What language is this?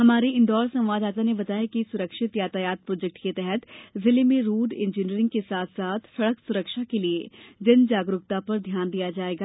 Hindi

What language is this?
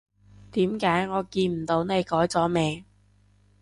Cantonese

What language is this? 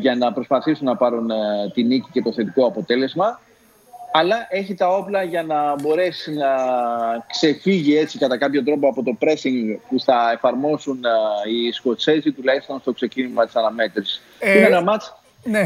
Greek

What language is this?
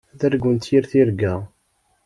Kabyle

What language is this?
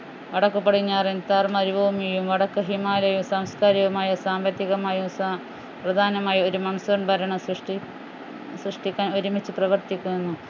Malayalam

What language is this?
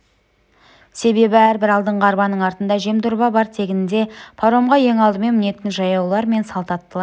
Kazakh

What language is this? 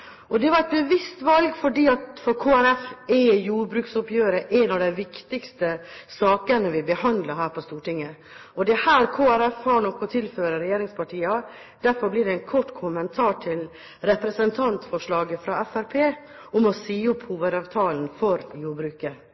Norwegian Bokmål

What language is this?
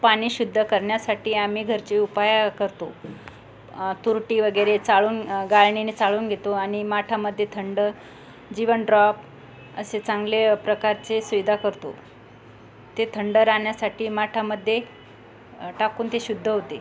Marathi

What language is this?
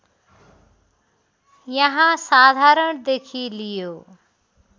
Nepali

